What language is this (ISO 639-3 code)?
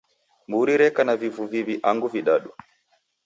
dav